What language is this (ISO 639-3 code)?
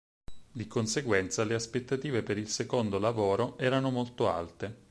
ita